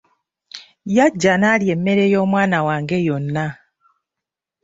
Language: Ganda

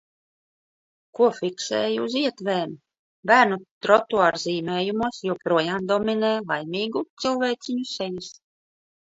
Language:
Latvian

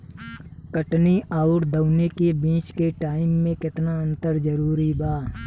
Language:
Bhojpuri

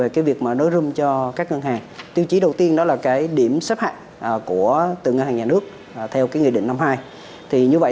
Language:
Vietnamese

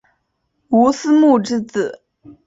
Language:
Chinese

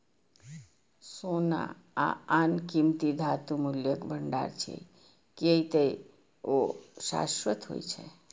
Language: Maithili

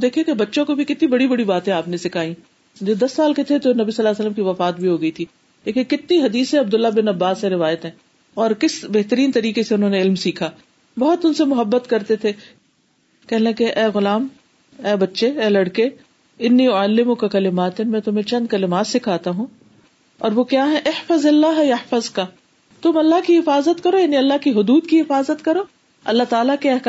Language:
Urdu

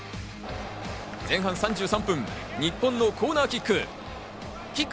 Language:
Japanese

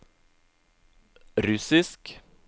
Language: Norwegian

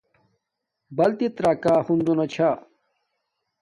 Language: Domaaki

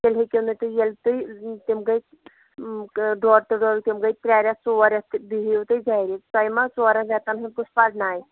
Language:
Kashmiri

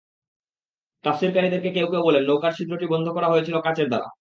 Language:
Bangla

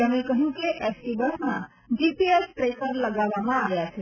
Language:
Gujarati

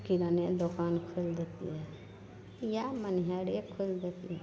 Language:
Maithili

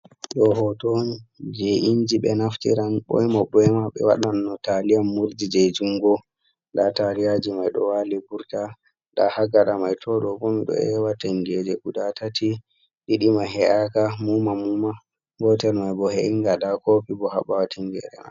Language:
Fula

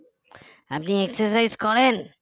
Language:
Bangla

